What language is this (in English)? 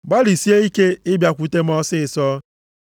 Igbo